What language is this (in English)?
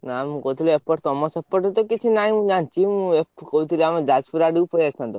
Odia